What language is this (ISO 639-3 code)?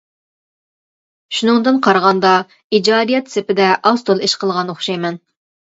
uig